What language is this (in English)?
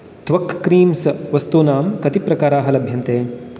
Sanskrit